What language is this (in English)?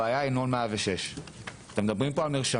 Hebrew